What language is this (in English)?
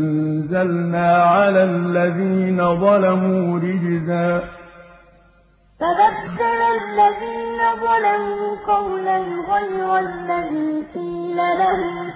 Arabic